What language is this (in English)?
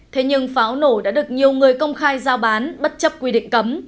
Vietnamese